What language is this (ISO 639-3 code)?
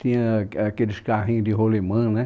por